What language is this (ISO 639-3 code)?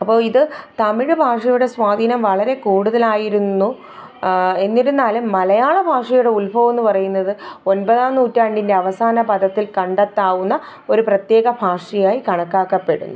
mal